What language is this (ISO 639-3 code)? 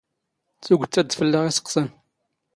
zgh